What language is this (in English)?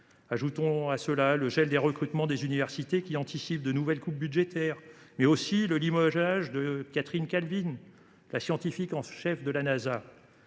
French